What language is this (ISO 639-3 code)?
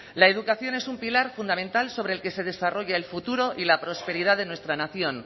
spa